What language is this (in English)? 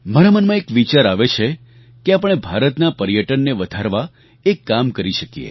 Gujarati